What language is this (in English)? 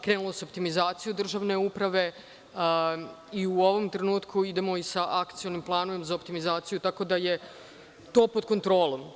Serbian